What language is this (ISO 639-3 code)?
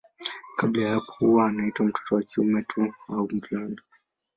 swa